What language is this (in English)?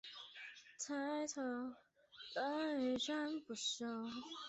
Chinese